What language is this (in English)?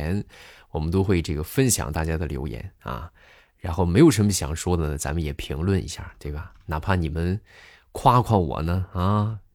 Chinese